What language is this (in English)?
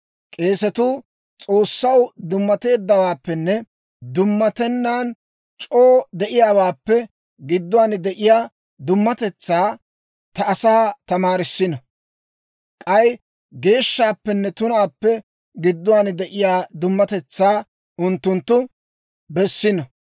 Dawro